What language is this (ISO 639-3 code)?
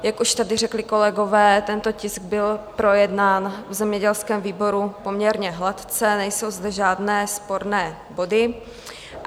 ces